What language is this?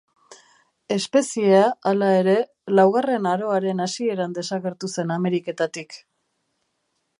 Basque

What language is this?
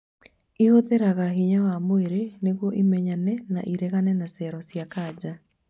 Kikuyu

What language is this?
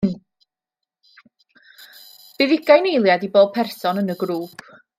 Welsh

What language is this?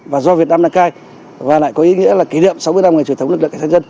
Vietnamese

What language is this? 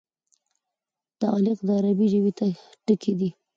Pashto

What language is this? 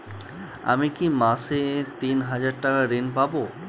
Bangla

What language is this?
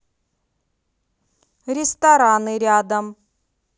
Russian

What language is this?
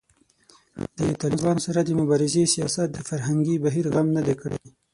Pashto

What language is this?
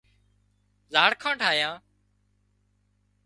Wadiyara Koli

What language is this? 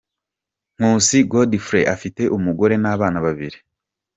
Kinyarwanda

